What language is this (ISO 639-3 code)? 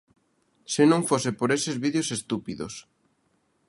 glg